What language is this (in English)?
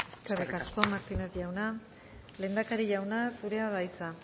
Basque